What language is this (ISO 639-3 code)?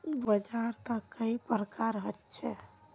mag